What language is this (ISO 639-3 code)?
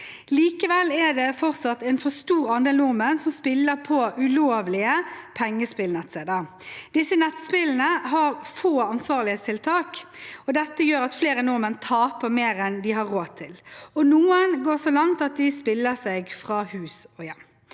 nor